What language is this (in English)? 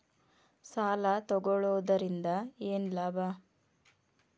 Kannada